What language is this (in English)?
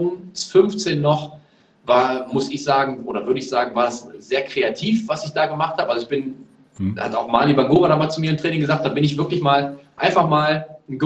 German